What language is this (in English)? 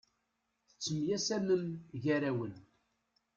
Kabyle